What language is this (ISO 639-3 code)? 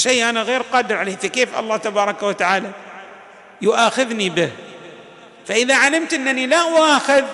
ara